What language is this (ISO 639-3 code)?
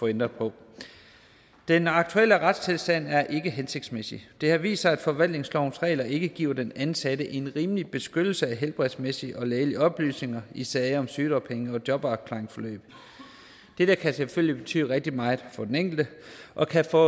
dan